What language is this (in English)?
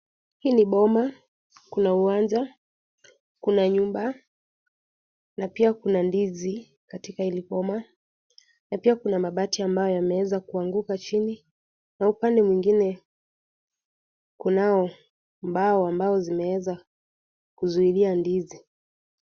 Swahili